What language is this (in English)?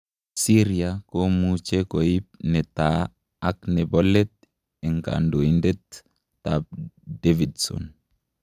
Kalenjin